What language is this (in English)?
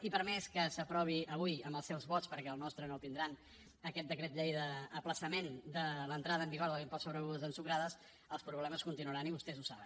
Catalan